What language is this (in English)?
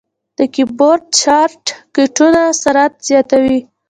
Pashto